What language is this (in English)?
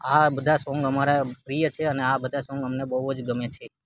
Gujarati